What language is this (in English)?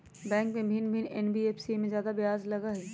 Magahi